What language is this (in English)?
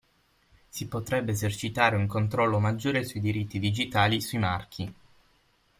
Italian